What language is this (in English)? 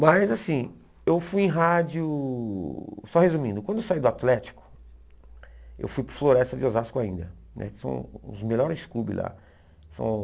Portuguese